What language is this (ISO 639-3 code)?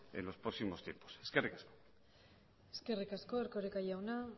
eus